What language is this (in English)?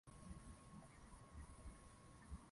Swahili